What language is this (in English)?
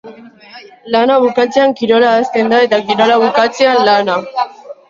Basque